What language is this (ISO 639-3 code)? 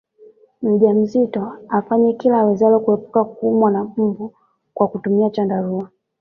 swa